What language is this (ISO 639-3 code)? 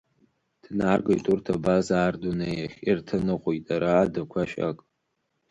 abk